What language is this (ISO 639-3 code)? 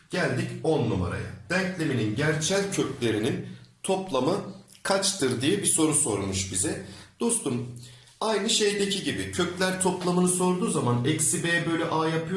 tur